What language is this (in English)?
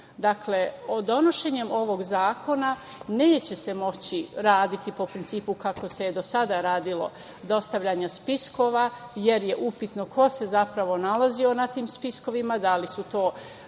Serbian